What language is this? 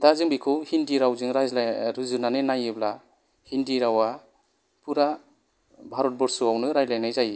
Bodo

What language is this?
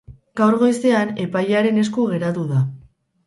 Basque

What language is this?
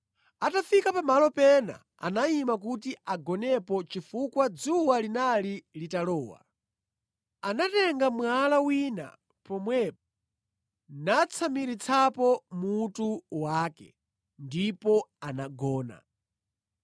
Nyanja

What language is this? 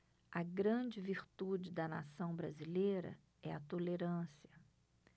Portuguese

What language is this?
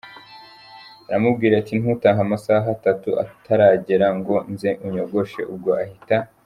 Kinyarwanda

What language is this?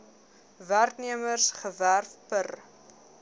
Afrikaans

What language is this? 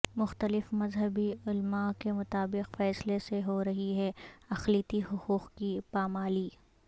Urdu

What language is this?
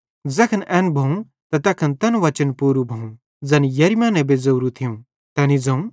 Bhadrawahi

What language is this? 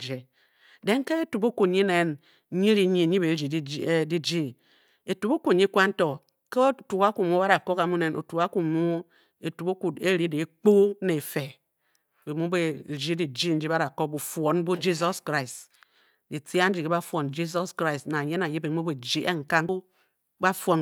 Bokyi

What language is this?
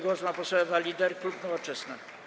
Polish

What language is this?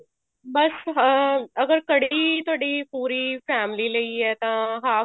Punjabi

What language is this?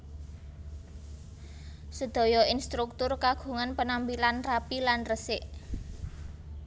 Javanese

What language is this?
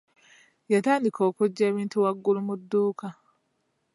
Ganda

